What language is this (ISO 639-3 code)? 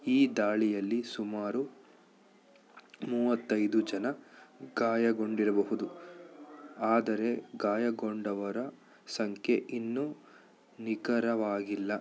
kan